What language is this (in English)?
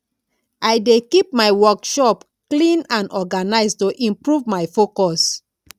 Nigerian Pidgin